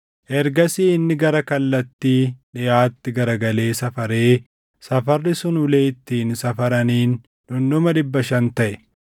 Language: Oromo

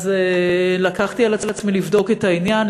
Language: Hebrew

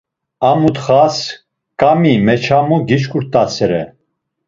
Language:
Laz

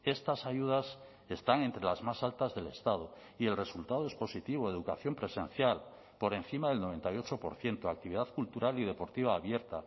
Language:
Spanish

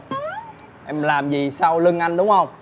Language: Vietnamese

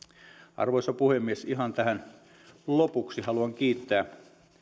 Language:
Finnish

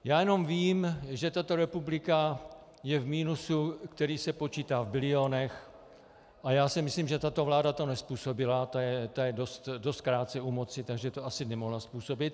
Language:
Czech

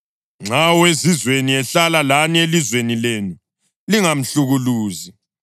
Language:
North Ndebele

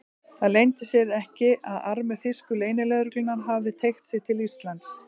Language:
Icelandic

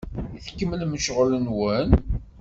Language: Kabyle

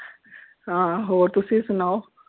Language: Punjabi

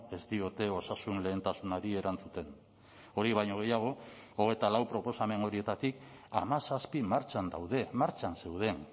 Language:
Basque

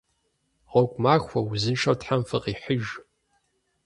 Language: Kabardian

